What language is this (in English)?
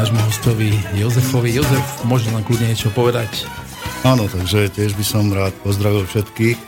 Slovak